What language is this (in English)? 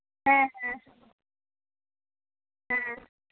Santali